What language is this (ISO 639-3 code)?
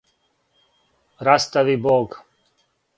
srp